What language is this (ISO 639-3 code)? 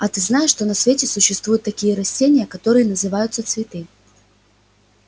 rus